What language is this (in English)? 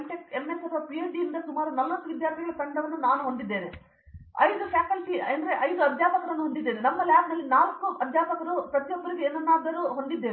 Kannada